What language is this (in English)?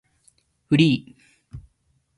Japanese